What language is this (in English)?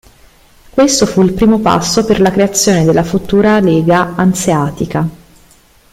Italian